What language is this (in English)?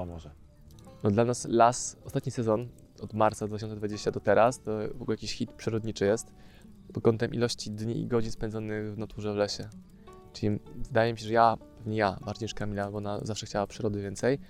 Polish